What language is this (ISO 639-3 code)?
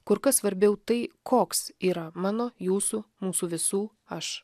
lit